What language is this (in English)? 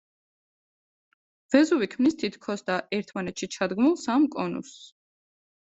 Georgian